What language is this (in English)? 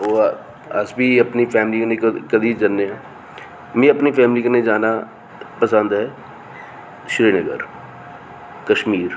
Dogri